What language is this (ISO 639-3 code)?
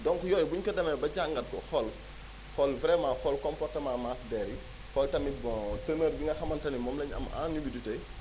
wol